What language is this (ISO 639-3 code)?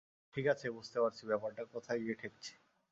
ben